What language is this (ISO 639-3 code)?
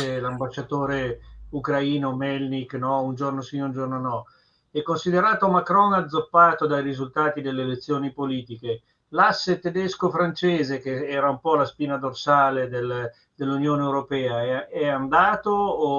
ita